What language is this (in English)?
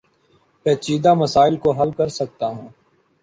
Urdu